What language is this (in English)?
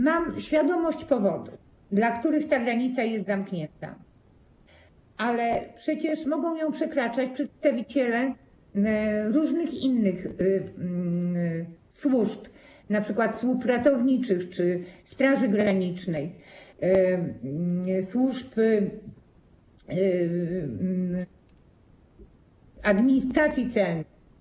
Polish